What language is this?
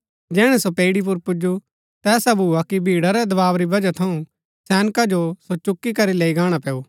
Gaddi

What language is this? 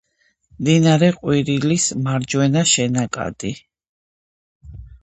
Georgian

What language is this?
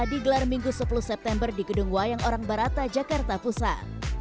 Indonesian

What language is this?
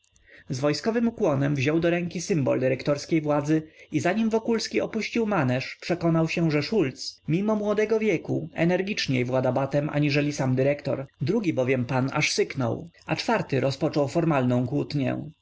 Polish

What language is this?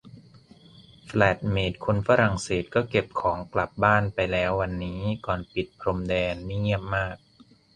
Thai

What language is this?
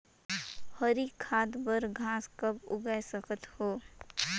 Chhattisgarhi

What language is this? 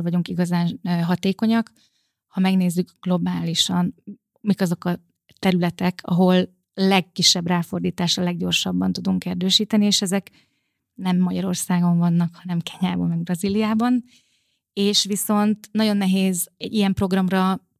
Hungarian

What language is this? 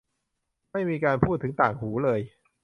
Thai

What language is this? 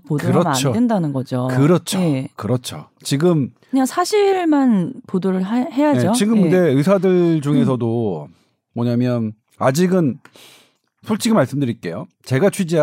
Korean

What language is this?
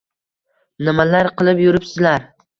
Uzbek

